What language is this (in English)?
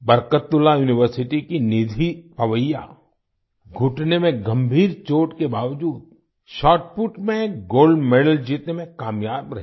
Hindi